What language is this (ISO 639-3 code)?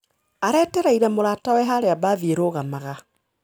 kik